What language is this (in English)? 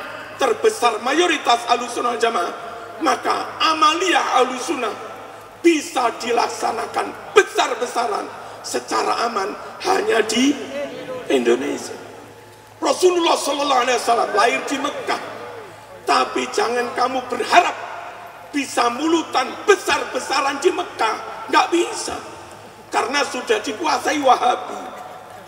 Indonesian